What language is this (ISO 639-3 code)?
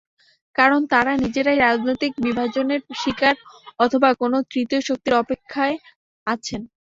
ben